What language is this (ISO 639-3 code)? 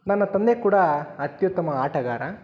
kan